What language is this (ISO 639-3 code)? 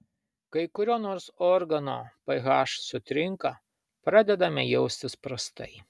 lit